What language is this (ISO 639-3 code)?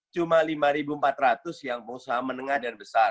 ind